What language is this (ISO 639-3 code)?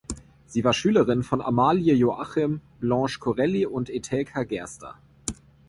deu